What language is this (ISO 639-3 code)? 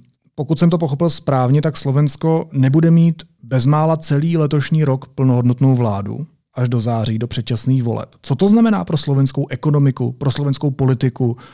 ces